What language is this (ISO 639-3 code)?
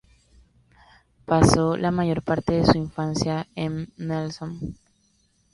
spa